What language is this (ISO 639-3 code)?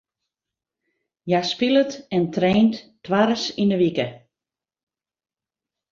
fry